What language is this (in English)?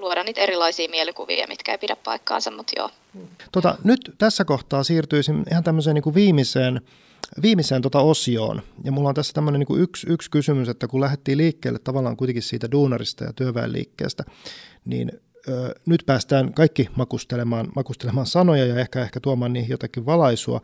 Finnish